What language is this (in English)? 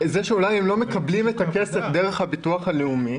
Hebrew